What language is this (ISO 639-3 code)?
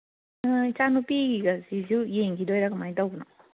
mni